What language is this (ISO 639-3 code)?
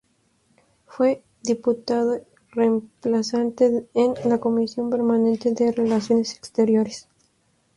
spa